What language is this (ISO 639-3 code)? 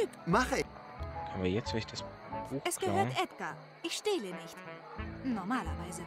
deu